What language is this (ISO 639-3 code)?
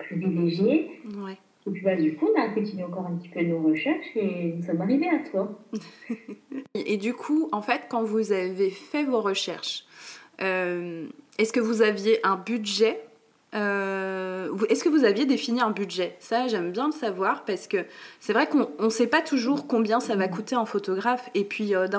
fra